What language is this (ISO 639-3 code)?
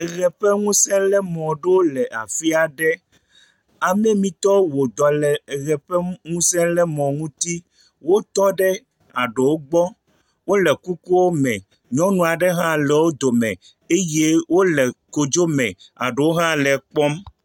ewe